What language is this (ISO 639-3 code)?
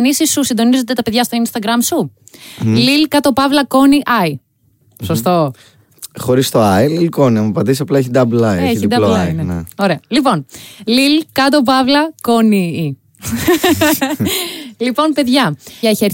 ell